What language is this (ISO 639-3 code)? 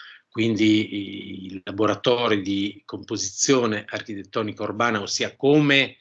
ita